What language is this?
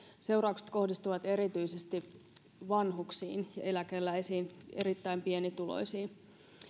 Finnish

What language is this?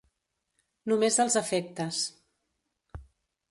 Catalan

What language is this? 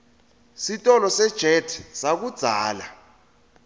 Swati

